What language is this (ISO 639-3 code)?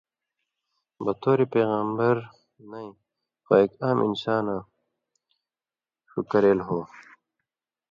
mvy